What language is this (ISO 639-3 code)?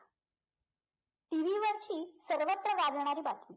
mar